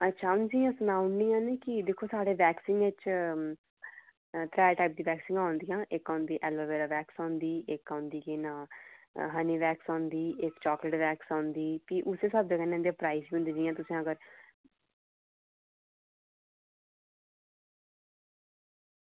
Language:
Dogri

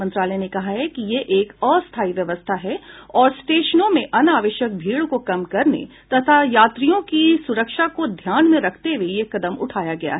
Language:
Hindi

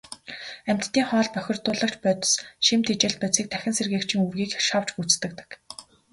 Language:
Mongolian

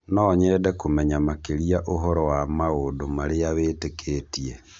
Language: Kikuyu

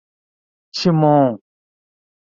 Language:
Portuguese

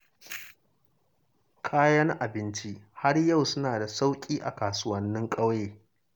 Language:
Hausa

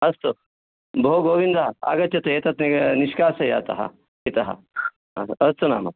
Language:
Sanskrit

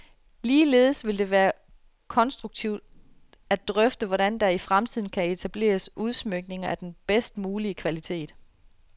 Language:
Danish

